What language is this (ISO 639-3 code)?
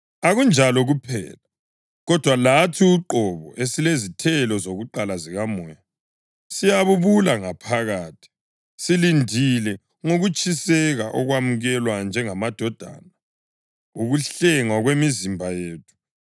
nde